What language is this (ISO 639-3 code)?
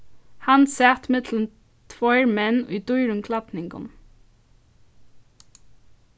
fao